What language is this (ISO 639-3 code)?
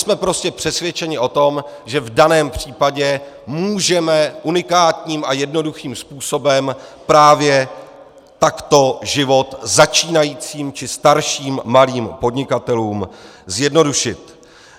ces